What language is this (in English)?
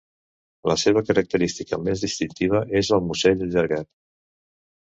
Catalan